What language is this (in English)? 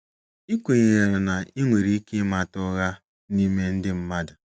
Igbo